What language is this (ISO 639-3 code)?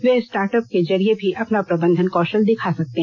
hin